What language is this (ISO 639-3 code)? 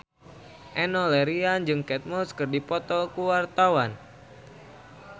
sun